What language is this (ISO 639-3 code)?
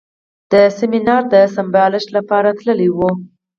pus